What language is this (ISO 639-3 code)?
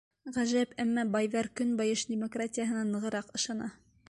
bak